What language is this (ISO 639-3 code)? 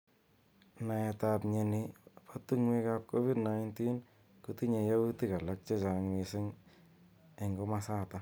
kln